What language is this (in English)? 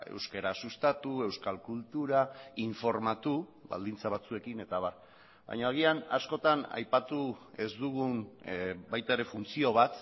Basque